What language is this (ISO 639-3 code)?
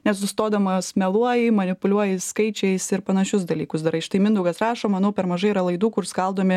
lit